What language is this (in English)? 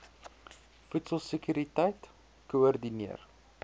Afrikaans